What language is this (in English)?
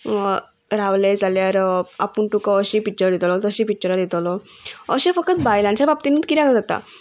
Konkani